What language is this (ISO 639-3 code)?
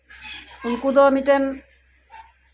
sat